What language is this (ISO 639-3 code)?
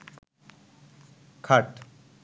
ben